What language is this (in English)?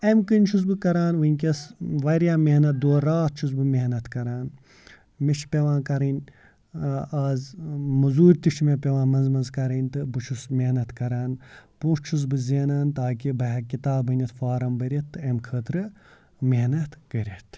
Kashmiri